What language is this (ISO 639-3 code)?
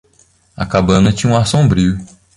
por